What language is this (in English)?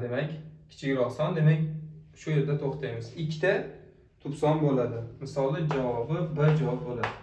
Turkish